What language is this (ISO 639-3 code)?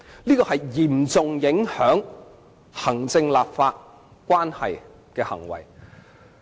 yue